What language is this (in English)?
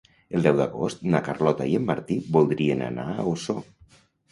Catalan